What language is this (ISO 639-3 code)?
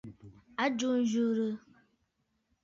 bfd